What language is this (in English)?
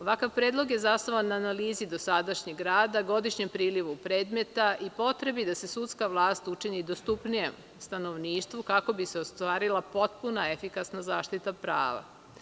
Serbian